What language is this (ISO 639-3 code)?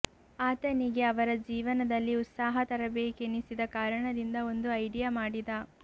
kan